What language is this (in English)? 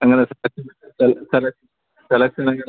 Malayalam